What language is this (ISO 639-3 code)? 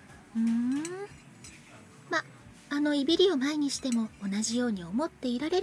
jpn